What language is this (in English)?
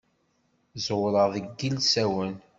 Kabyle